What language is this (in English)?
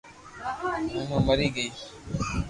Loarki